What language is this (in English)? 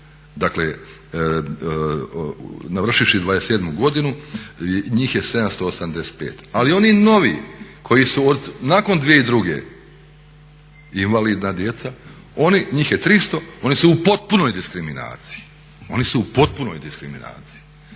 Croatian